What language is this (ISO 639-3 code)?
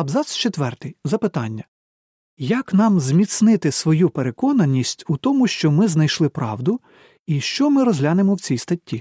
ukr